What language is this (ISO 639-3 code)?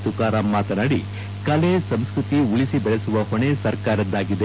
kan